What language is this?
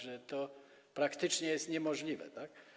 Polish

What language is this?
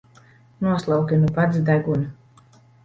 Latvian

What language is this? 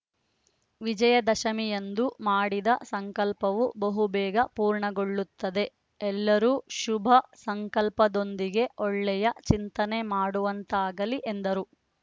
Kannada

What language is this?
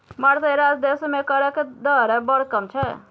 Maithili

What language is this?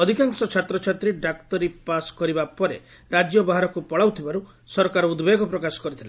Odia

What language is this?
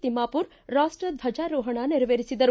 Kannada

